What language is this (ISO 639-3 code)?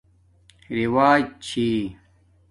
dmk